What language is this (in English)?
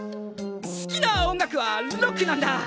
Japanese